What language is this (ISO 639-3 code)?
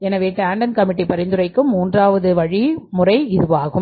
tam